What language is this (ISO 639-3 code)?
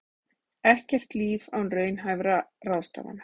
isl